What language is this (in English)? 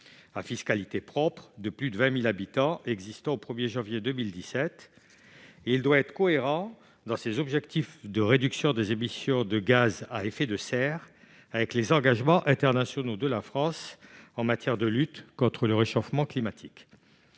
French